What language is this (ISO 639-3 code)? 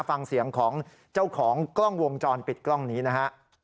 tha